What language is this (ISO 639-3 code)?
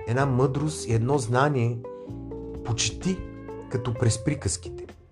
bul